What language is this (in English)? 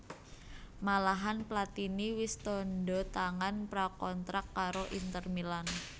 Javanese